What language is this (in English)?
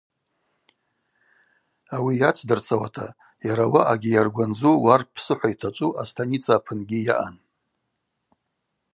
Abaza